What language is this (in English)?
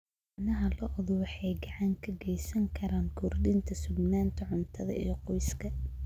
Somali